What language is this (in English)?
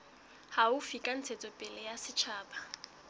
Southern Sotho